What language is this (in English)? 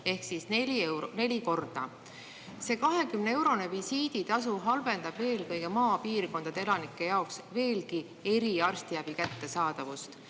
Estonian